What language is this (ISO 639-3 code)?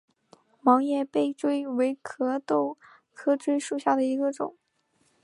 zho